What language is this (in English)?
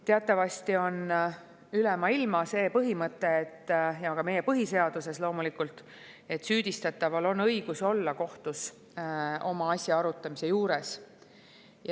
Estonian